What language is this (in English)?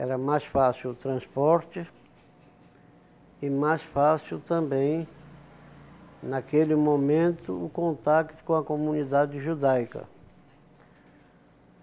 Portuguese